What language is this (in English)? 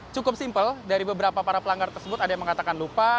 Indonesian